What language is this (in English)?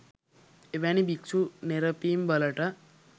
Sinhala